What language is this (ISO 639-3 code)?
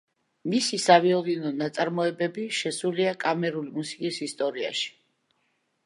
kat